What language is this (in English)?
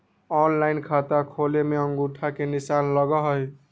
Magahi